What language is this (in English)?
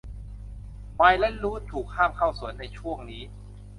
Thai